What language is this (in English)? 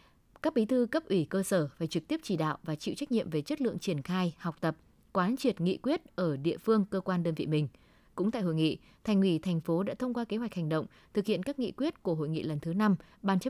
Vietnamese